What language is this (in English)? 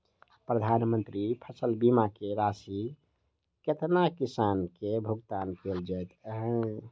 Maithili